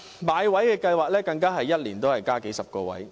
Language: Cantonese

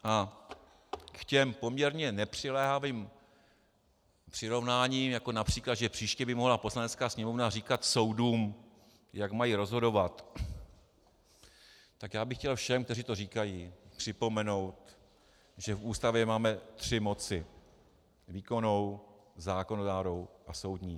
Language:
Czech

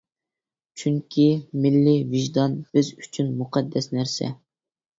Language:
Uyghur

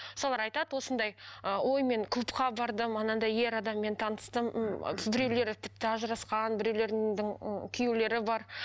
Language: Kazakh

